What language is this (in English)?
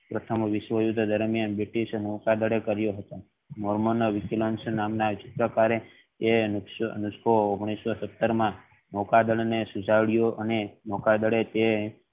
Gujarati